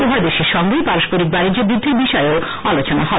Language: Bangla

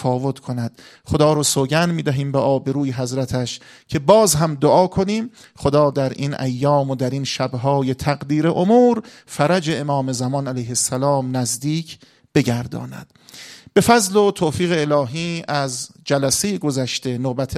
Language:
Persian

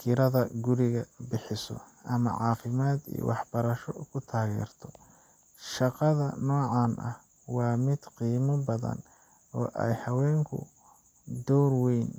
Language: Somali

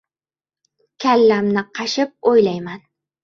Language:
Uzbek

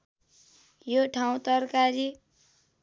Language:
Nepali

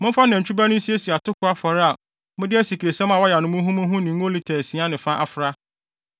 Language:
Akan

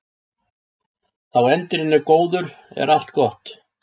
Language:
Icelandic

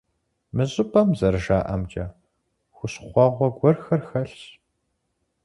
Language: Kabardian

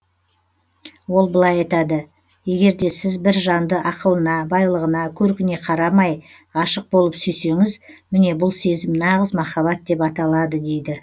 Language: Kazakh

